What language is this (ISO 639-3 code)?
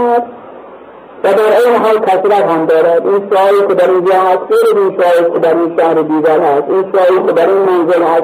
fas